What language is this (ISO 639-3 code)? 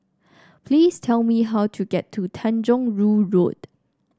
eng